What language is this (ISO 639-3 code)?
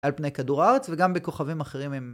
heb